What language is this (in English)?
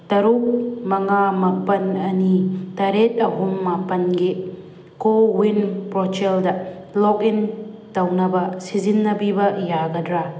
Manipuri